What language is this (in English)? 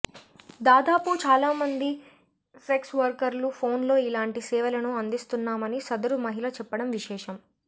Telugu